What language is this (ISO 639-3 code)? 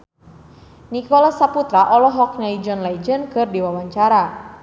sun